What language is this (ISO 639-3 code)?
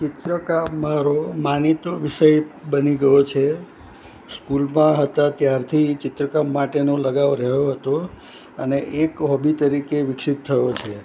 guj